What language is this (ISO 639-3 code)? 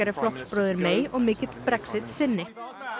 isl